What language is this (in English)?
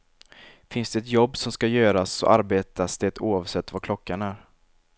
Swedish